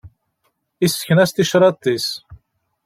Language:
Kabyle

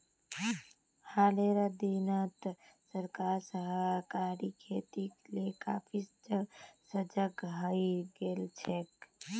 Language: Magahi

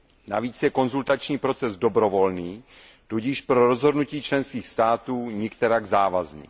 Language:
Czech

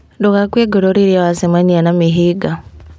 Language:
Kikuyu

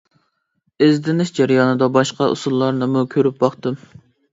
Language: Uyghur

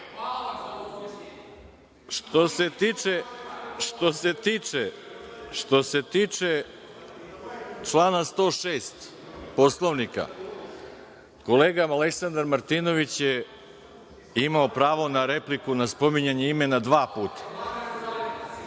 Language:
Serbian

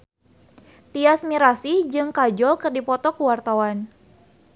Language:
Sundanese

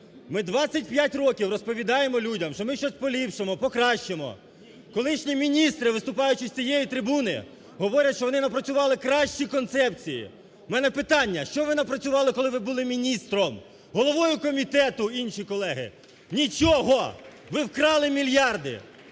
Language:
Ukrainian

